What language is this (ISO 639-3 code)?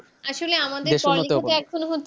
ben